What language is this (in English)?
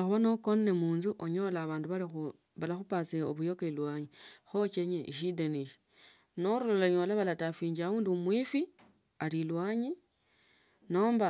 Tsotso